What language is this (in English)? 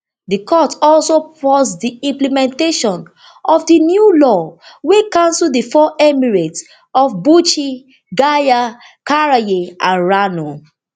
Nigerian Pidgin